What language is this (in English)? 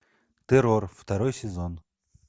Russian